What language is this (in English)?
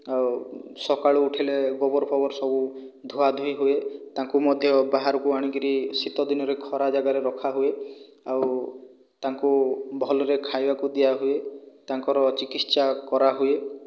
Odia